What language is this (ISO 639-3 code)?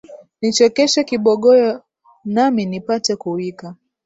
swa